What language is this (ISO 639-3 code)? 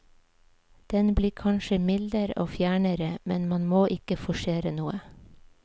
nor